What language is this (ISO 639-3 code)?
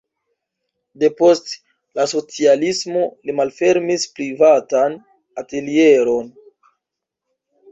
epo